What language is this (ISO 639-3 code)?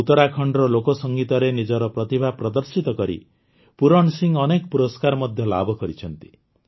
ori